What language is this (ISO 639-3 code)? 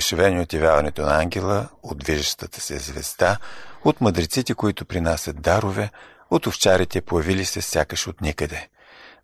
bul